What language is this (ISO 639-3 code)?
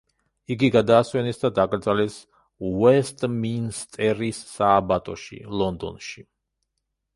kat